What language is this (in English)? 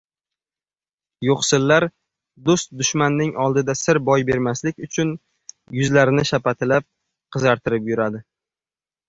Uzbek